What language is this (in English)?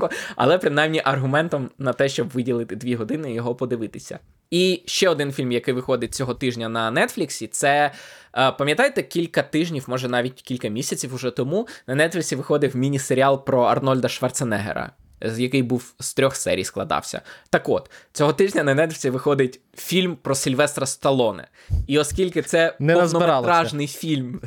Ukrainian